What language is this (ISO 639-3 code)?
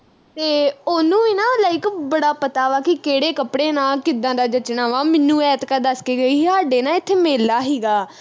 pan